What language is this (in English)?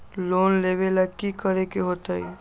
Magahi